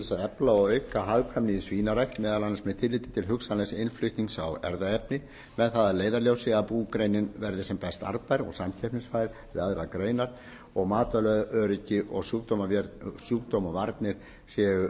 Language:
Icelandic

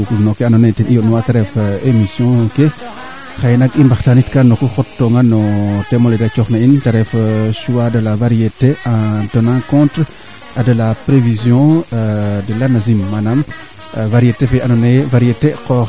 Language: Serer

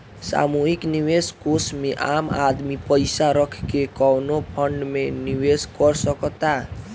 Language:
Bhojpuri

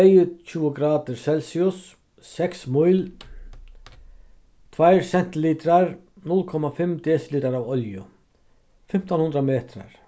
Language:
Faroese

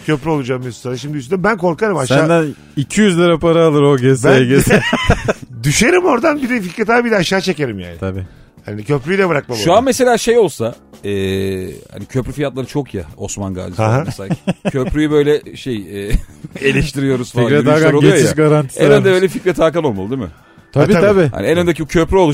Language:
Turkish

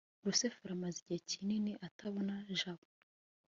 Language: Kinyarwanda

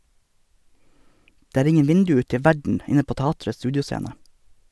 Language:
Norwegian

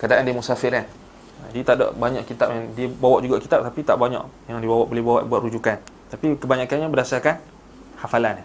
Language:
Malay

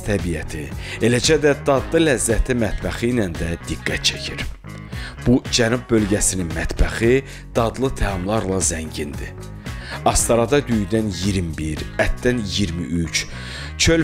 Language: Turkish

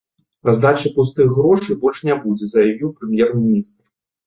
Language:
Belarusian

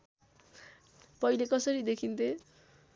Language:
Nepali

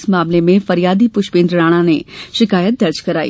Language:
Hindi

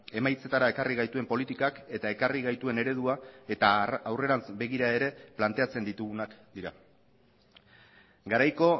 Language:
Basque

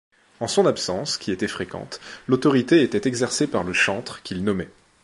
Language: French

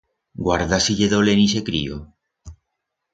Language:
Aragonese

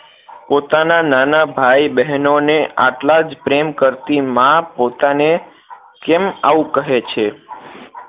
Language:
Gujarati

